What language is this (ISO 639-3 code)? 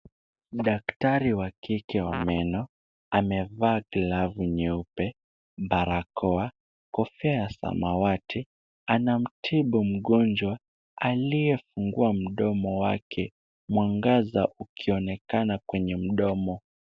swa